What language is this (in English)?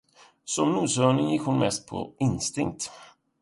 Swedish